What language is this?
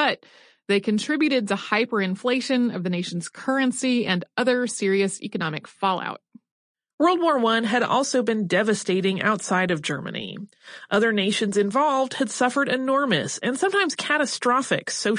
English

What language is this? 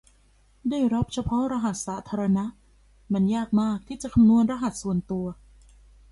Thai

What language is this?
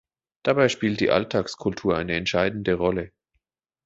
German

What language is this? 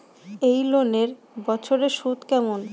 Bangla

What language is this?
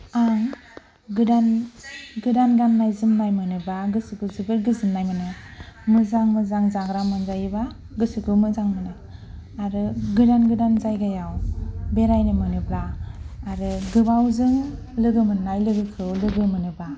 Bodo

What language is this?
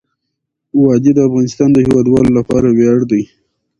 Pashto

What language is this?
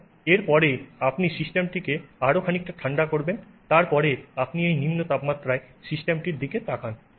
Bangla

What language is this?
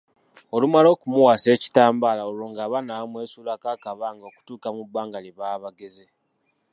Ganda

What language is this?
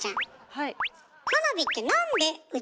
Japanese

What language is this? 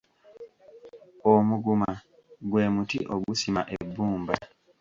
Ganda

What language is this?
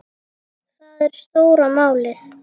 Icelandic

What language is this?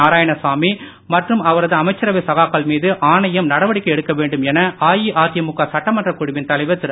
Tamil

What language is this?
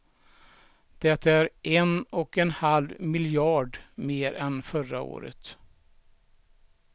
Swedish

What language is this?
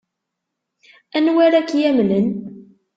Kabyle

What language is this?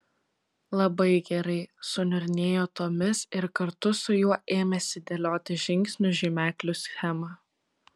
Lithuanian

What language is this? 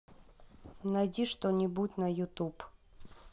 Russian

